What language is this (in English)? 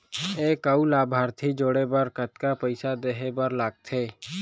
Chhattisgarhi